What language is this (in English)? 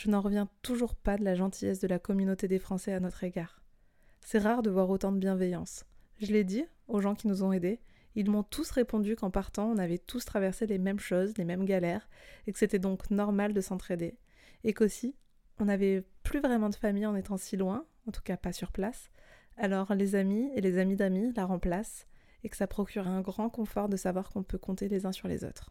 French